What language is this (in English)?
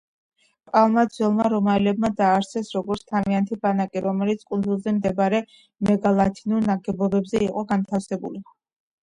Georgian